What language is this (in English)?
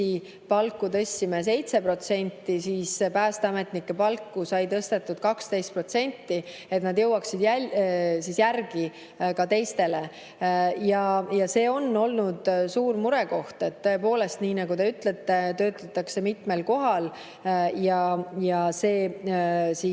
Estonian